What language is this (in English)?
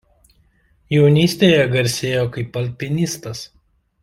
Lithuanian